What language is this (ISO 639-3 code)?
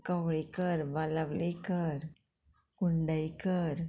kok